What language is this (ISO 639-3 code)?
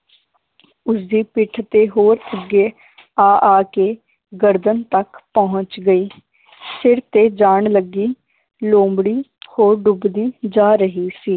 pan